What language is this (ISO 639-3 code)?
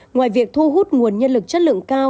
vie